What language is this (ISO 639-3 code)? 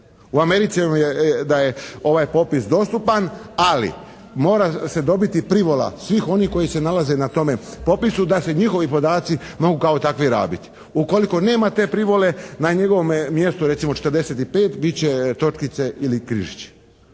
hrv